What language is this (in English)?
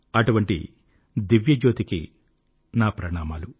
Telugu